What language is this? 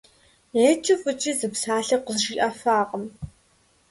Kabardian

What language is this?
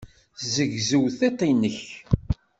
Kabyle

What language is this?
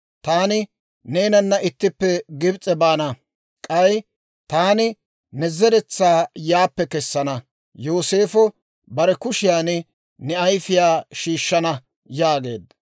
Dawro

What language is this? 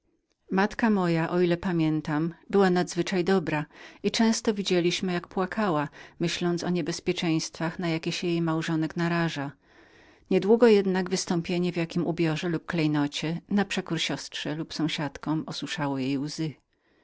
Polish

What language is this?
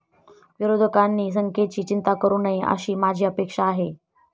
Marathi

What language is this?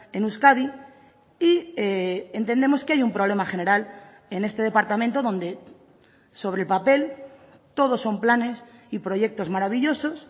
Spanish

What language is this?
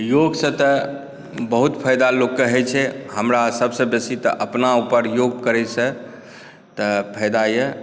Maithili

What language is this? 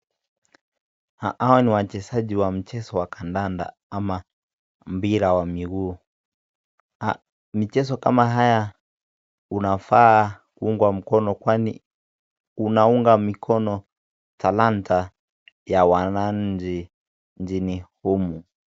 Swahili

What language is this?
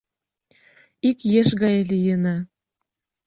Mari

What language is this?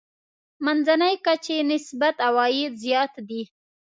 Pashto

